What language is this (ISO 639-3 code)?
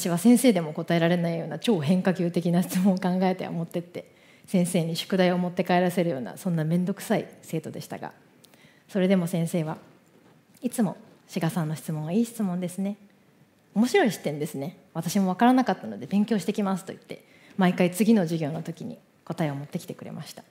jpn